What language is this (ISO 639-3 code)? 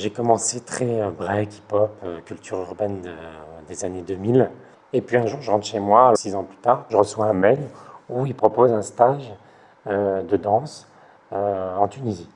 fra